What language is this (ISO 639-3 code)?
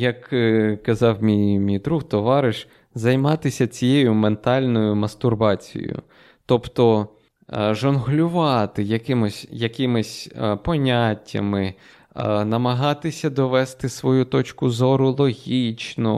ukr